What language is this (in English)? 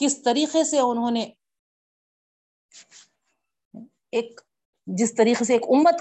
Urdu